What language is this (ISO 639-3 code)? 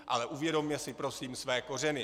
ces